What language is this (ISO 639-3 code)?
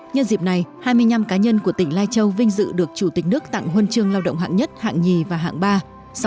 vie